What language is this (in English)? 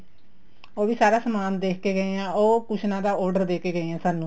Punjabi